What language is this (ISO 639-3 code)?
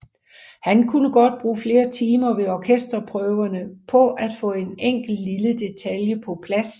dan